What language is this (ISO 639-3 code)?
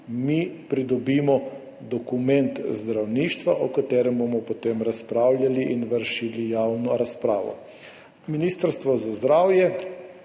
slv